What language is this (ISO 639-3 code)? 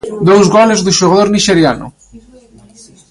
glg